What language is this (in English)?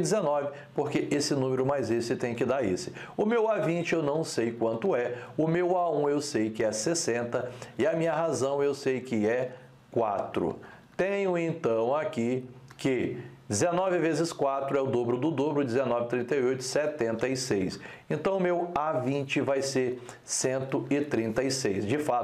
Portuguese